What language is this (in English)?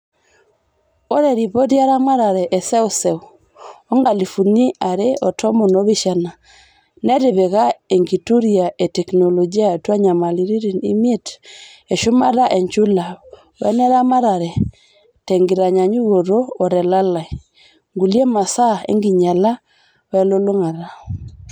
Masai